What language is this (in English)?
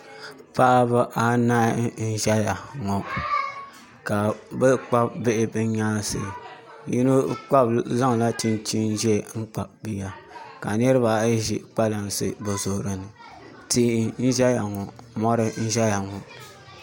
Dagbani